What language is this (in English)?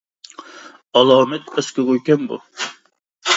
Uyghur